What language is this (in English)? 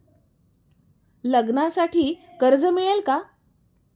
Marathi